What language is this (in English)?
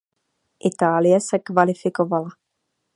Czech